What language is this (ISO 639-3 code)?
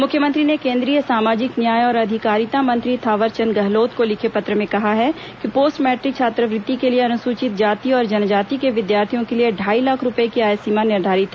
hin